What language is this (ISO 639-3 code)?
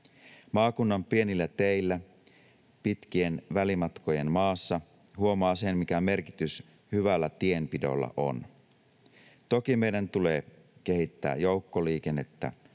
fin